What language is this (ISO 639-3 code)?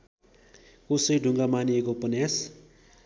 nep